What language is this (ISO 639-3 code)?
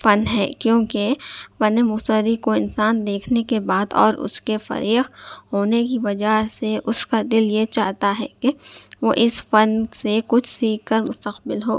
urd